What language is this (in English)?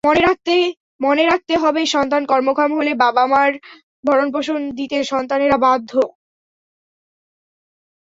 Bangla